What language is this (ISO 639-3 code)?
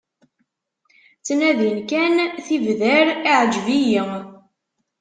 kab